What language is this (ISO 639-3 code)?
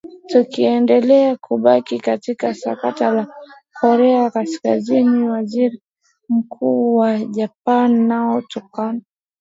swa